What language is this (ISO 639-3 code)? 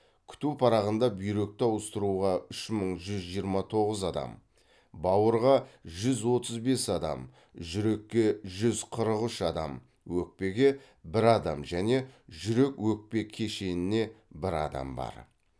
kaz